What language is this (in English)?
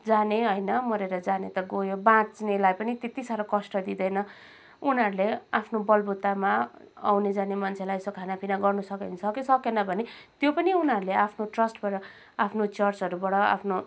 Nepali